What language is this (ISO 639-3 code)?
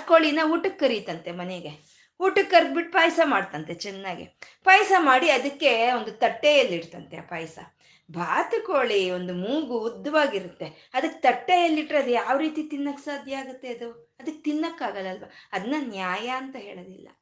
kan